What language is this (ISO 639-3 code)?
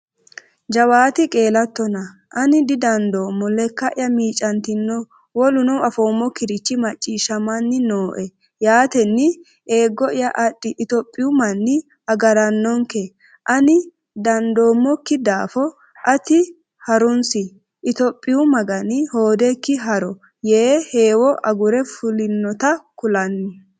sid